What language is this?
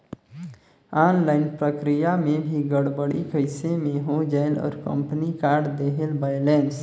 Chhattisgarhi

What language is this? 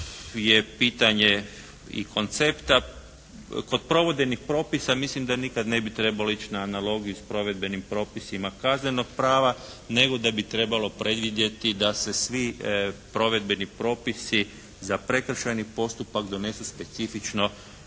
Croatian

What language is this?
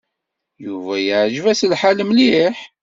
Kabyle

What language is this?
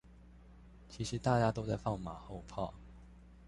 Chinese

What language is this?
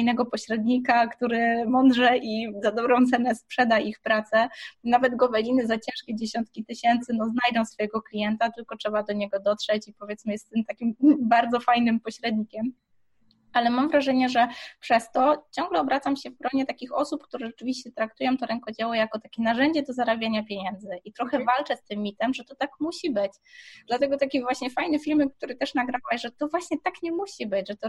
Polish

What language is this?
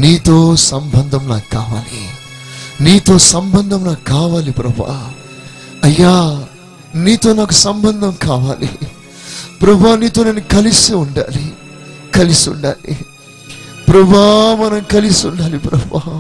Telugu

